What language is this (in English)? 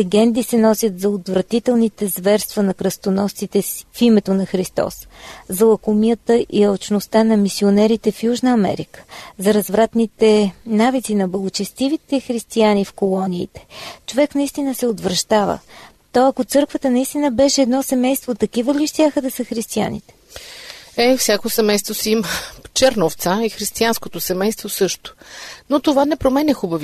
Bulgarian